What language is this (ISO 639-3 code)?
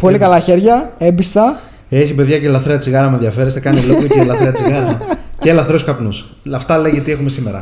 ell